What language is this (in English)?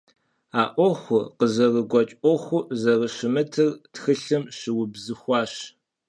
Kabardian